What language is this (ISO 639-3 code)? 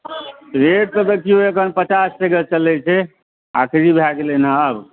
mai